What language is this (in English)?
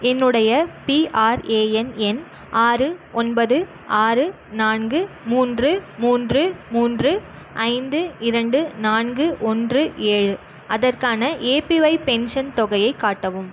Tamil